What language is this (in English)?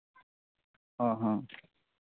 Santali